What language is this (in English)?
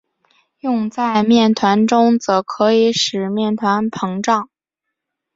Chinese